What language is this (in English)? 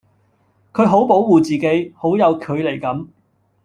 Cantonese